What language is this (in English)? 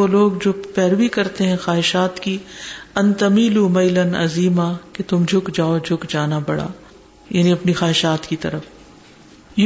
Urdu